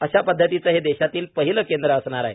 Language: Marathi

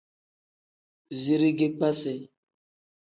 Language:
Tem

